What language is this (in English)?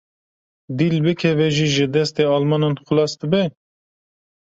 Kurdish